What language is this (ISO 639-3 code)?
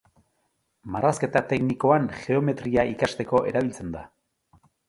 eus